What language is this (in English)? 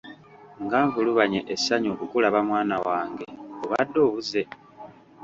Ganda